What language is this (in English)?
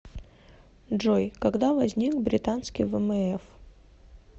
Russian